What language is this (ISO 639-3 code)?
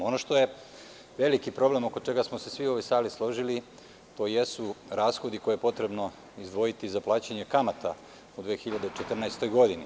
srp